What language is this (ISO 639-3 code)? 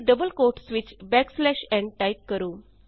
pan